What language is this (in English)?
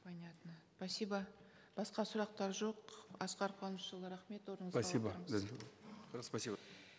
Kazakh